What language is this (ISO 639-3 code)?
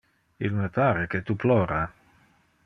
ina